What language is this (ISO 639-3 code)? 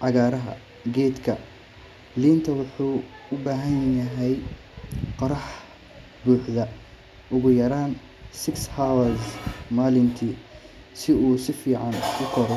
som